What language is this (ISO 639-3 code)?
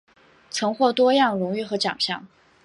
zho